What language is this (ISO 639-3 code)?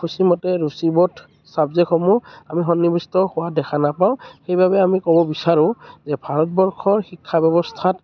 asm